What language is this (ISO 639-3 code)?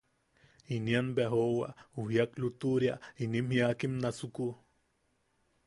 yaq